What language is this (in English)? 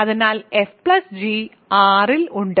Malayalam